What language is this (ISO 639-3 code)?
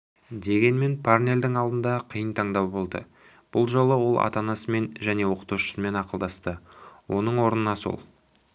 kaz